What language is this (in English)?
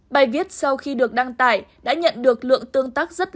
Vietnamese